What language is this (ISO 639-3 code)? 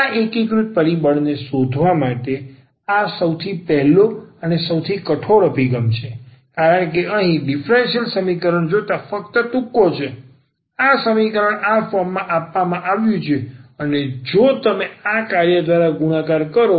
guj